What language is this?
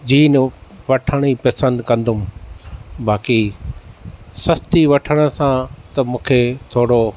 Sindhi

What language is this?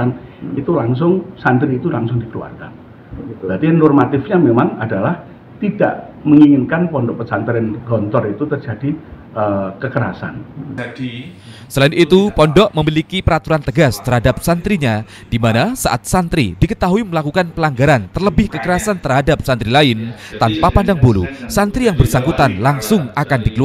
Indonesian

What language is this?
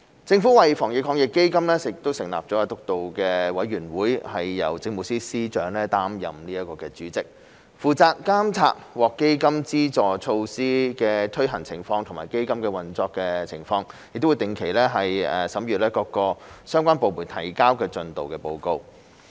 Cantonese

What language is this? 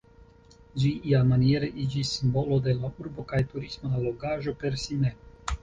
Esperanto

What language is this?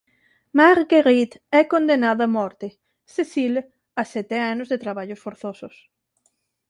Galician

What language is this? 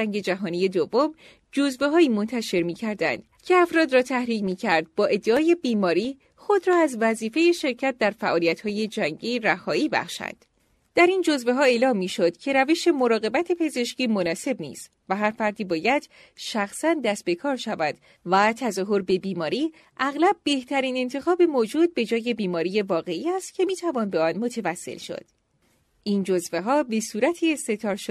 Persian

